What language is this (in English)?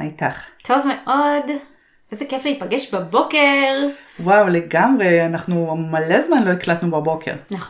Hebrew